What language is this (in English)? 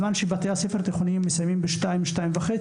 Hebrew